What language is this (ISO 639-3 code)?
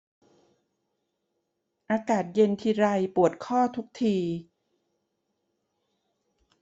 tha